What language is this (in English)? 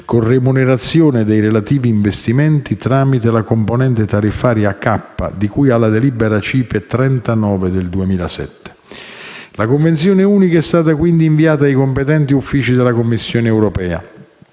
Italian